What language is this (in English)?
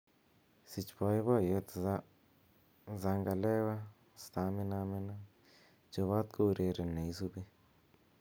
Kalenjin